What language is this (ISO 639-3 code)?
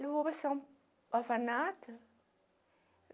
por